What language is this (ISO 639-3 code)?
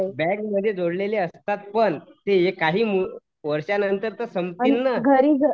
mar